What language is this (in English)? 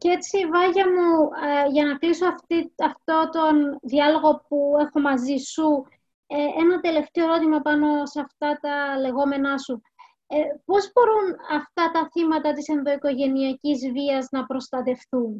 Greek